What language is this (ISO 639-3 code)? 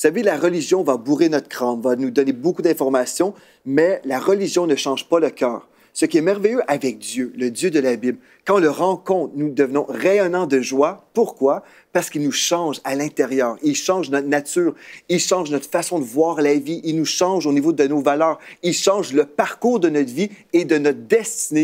fra